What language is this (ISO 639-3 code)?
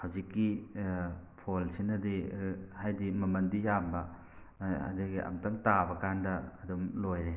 mni